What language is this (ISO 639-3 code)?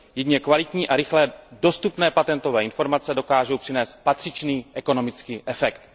ces